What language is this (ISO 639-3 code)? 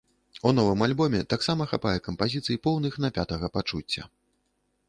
bel